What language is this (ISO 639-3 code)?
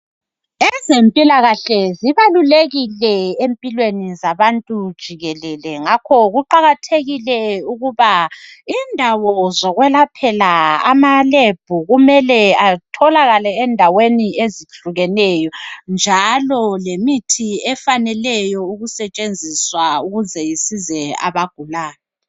nde